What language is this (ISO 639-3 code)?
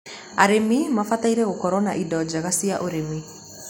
kik